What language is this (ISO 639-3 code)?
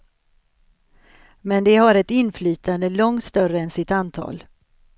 swe